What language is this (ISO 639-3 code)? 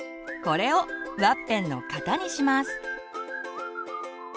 jpn